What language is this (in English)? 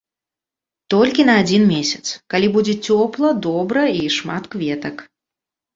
Belarusian